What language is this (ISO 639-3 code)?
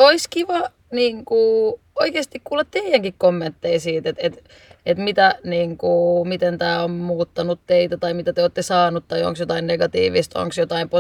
fin